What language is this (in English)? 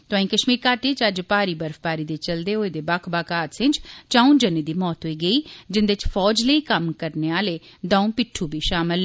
Dogri